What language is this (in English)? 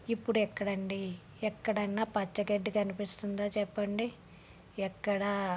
Telugu